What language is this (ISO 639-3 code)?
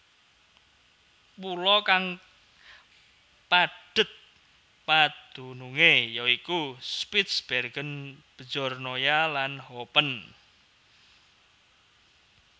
jav